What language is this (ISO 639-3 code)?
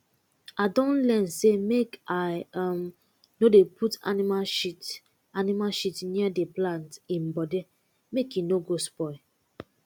pcm